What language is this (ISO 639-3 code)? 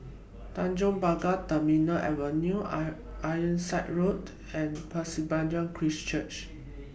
eng